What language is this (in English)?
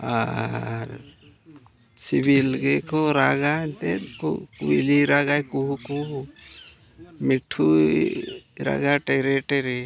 Santali